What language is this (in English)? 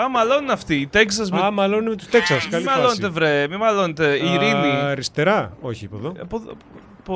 Greek